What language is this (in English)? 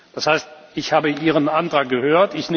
German